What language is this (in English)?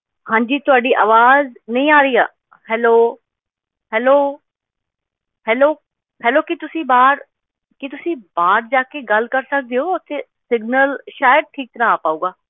Punjabi